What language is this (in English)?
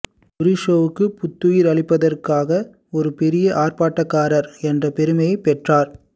Tamil